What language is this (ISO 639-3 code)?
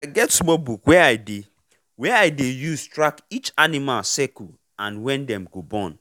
pcm